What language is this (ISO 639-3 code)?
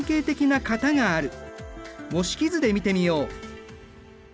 jpn